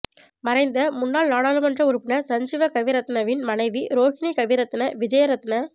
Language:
Tamil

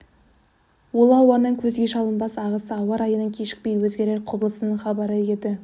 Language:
Kazakh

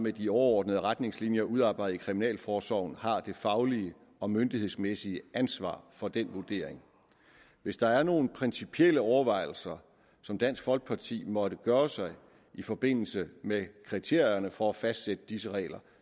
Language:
Danish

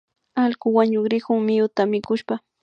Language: Imbabura Highland Quichua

